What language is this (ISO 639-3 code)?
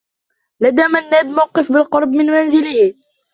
ara